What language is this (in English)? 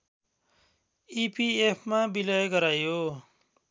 Nepali